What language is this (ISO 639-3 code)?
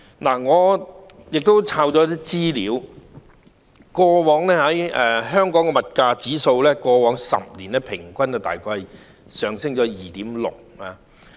yue